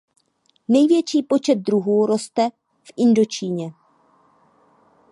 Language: Czech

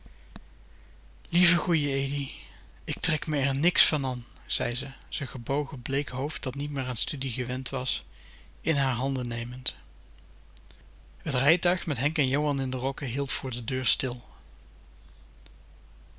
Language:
Dutch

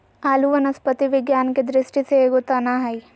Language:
Magahi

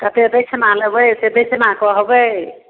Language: Maithili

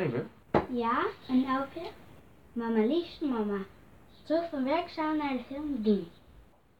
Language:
Dutch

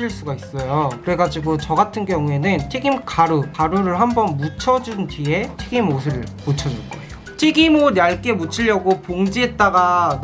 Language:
Korean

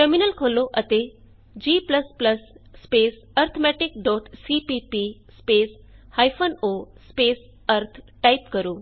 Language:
Punjabi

